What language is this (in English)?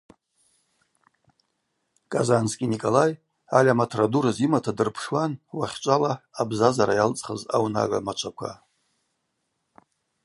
Abaza